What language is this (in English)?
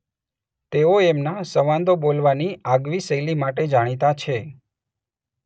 Gujarati